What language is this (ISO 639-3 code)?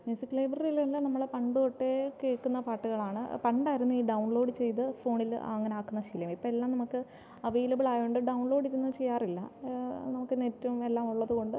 mal